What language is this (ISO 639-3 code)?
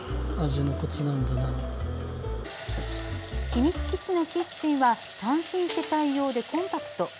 jpn